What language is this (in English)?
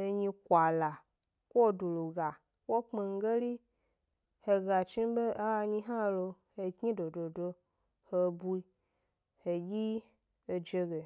Gbari